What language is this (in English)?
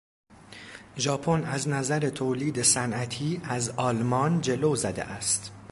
Persian